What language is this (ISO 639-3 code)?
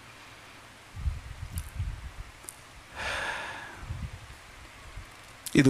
tam